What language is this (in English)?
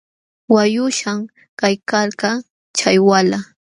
Jauja Wanca Quechua